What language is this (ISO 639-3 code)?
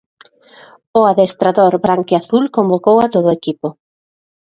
glg